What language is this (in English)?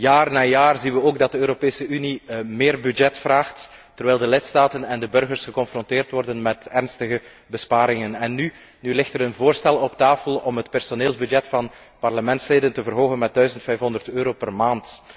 Dutch